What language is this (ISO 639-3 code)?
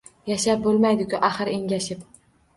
uzb